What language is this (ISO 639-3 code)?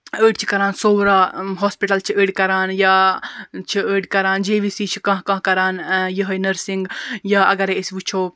kas